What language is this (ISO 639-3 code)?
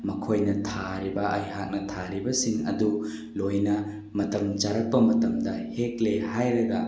mni